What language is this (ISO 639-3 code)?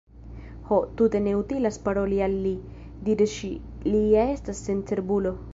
epo